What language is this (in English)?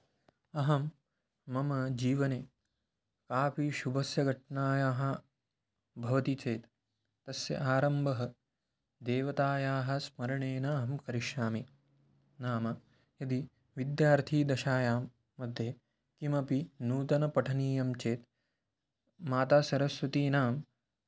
Sanskrit